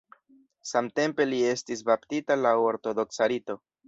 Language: Esperanto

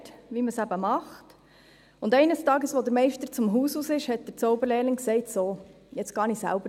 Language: Swiss German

